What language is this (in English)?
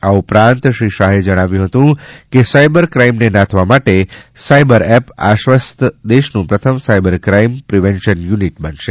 Gujarati